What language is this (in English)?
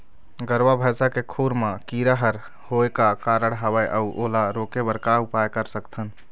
Chhattisgarhi